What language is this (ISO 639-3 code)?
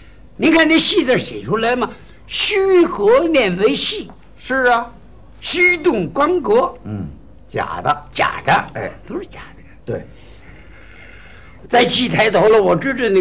zho